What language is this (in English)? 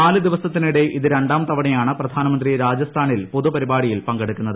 Malayalam